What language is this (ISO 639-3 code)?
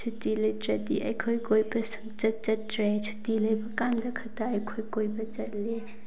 mni